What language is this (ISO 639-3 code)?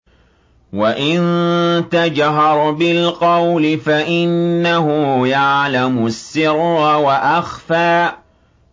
ara